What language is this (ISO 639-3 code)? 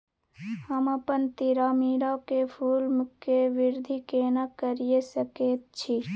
mai